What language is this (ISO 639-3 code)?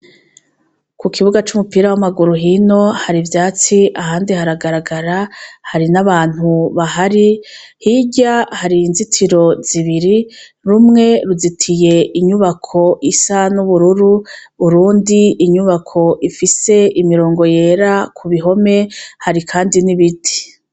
run